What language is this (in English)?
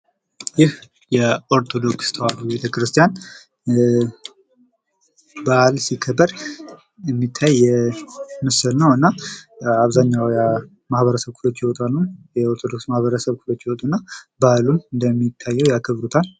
Amharic